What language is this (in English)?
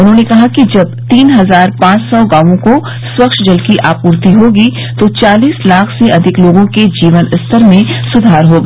Hindi